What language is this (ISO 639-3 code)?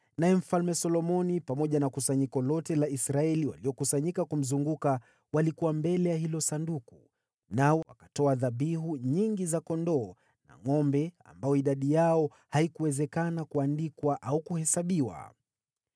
swa